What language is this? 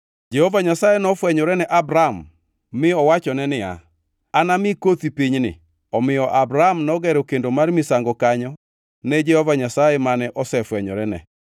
Luo (Kenya and Tanzania)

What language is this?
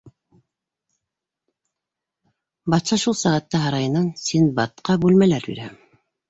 Bashkir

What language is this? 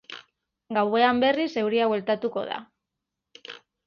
Basque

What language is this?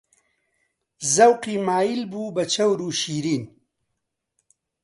Central Kurdish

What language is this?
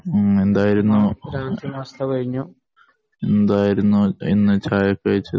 Malayalam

